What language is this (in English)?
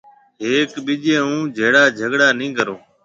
Marwari (Pakistan)